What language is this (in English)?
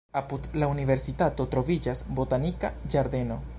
Esperanto